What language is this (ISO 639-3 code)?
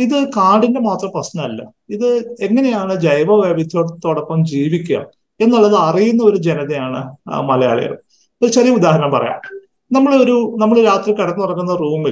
mal